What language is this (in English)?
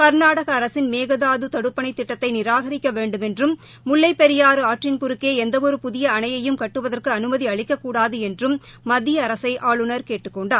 Tamil